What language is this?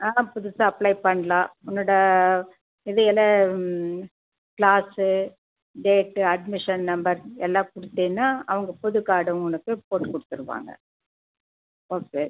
Tamil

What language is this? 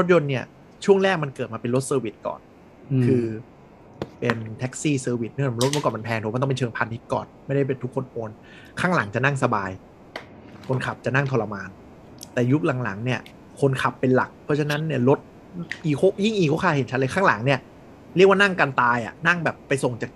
Thai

